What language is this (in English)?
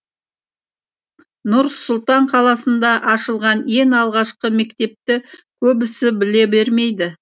Kazakh